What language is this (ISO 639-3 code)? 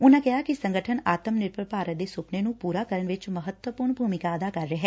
pan